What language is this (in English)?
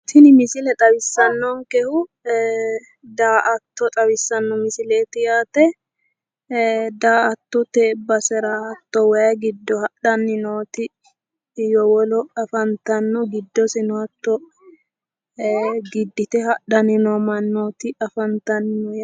Sidamo